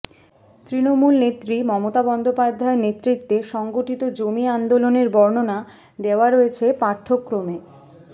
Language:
Bangla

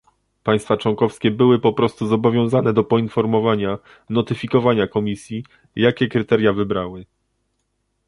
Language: Polish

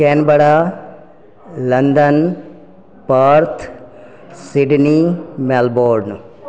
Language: Maithili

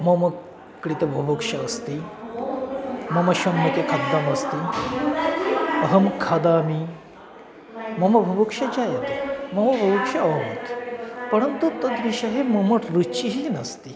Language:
Sanskrit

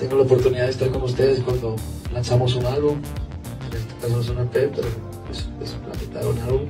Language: Spanish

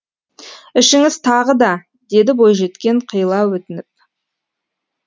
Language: Kazakh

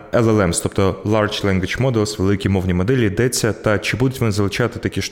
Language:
Ukrainian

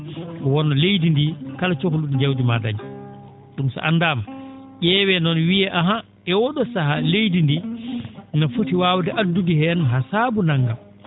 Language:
Fula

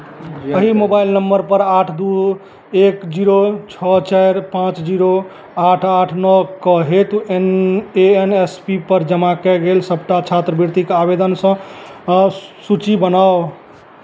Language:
Maithili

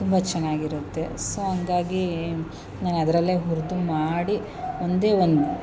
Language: Kannada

